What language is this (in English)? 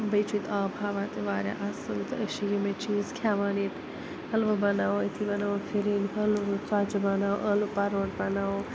Kashmiri